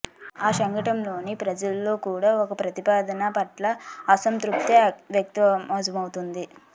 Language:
Telugu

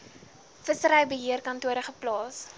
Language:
Afrikaans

